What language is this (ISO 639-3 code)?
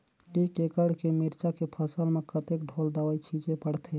hne